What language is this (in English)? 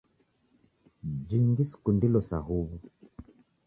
Taita